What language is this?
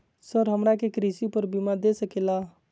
Magahi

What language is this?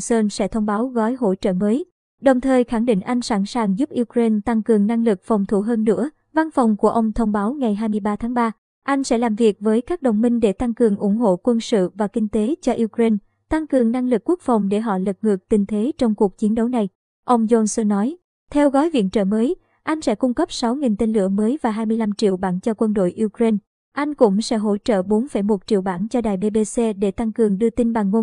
Vietnamese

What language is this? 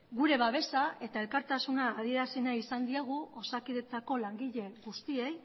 Basque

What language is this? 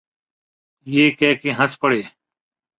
Urdu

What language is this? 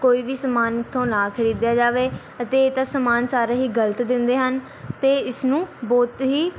Punjabi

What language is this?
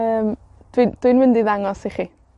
Welsh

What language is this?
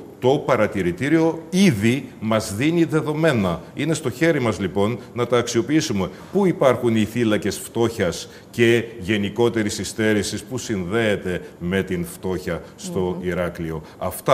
Greek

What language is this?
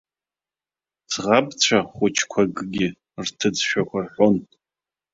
Abkhazian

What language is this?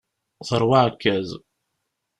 Kabyle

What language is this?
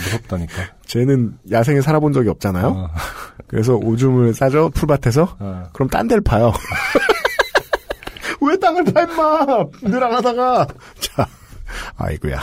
Korean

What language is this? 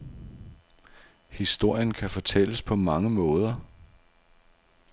Danish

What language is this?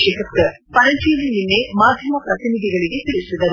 Kannada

